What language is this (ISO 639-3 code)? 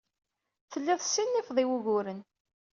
kab